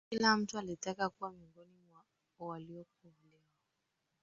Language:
Swahili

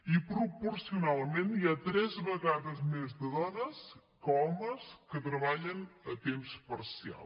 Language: Catalan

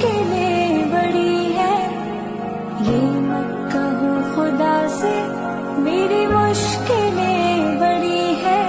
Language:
Hindi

